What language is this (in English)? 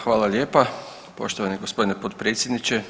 Croatian